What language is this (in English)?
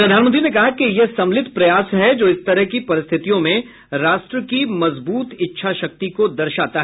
Hindi